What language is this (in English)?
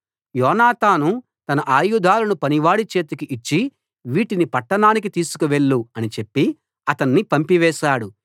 Telugu